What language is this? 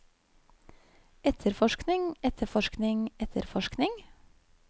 Norwegian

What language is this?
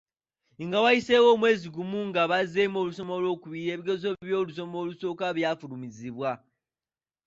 Ganda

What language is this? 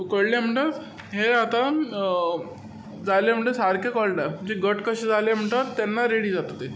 Konkani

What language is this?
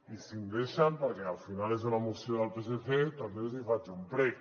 Catalan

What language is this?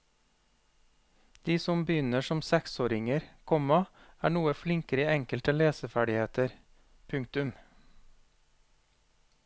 Norwegian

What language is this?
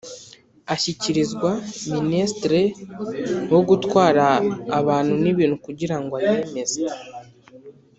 Kinyarwanda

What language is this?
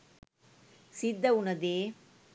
Sinhala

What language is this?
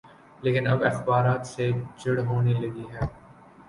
Urdu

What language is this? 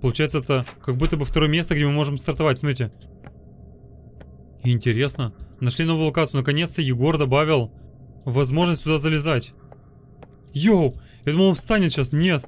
Russian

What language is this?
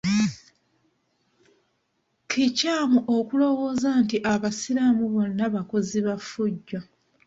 Ganda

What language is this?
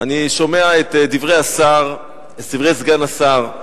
Hebrew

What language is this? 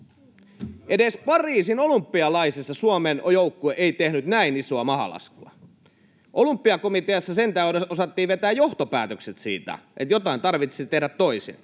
Finnish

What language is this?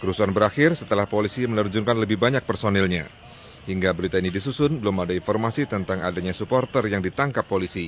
Indonesian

